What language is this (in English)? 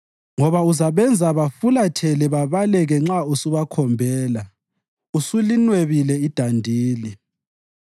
North Ndebele